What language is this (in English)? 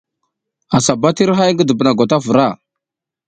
South Giziga